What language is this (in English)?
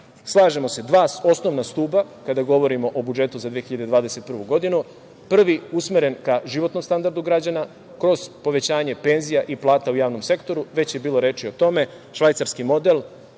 Serbian